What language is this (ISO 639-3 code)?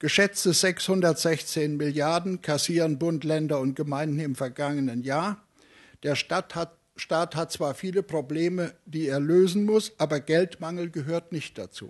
deu